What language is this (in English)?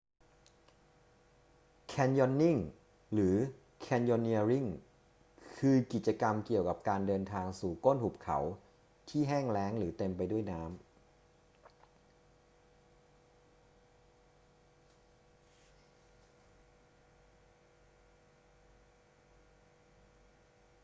Thai